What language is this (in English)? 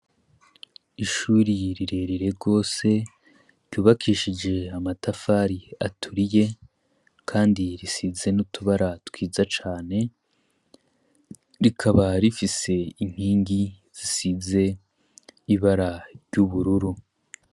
Rundi